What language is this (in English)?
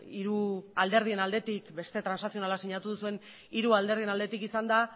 Basque